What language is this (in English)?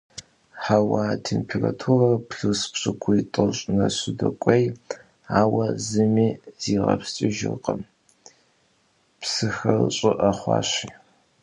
Kabardian